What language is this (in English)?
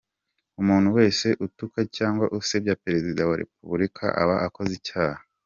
Kinyarwanda